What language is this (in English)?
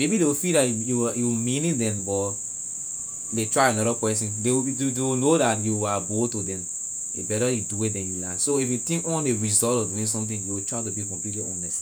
Liberian English